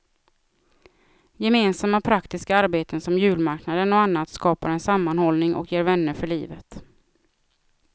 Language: Swedish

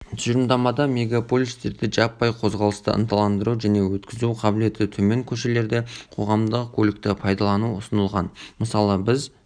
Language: Kazakh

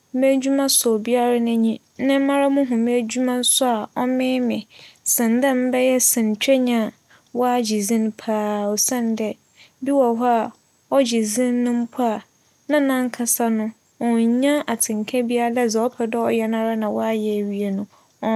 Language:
Akan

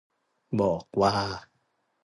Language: Thai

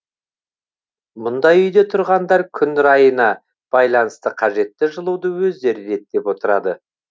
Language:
Kazakh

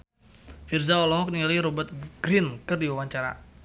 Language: Sundanese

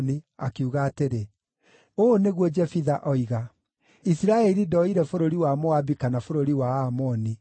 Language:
Kikuyu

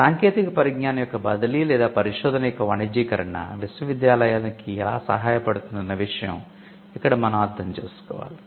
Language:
Telugu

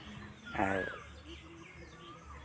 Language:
Santali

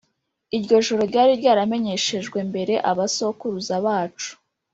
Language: Kinyarwanda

